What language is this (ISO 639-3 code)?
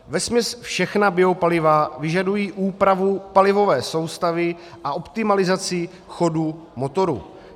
ces